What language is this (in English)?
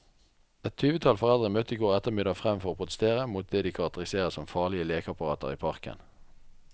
Norwegian